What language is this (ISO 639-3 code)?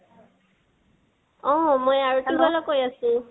asm